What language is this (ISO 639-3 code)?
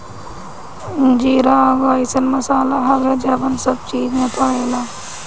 bho